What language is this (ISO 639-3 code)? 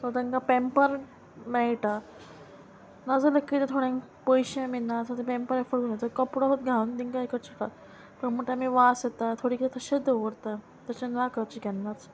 kok